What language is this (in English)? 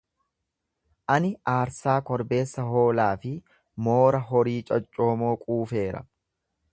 Oromo